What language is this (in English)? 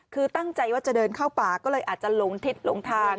Thai